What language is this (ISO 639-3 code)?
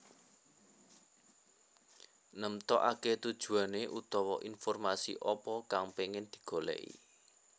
jav